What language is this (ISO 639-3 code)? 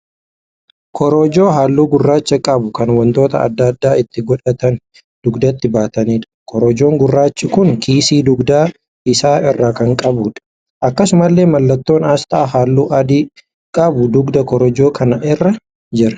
orm